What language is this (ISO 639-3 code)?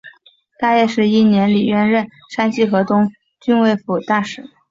zho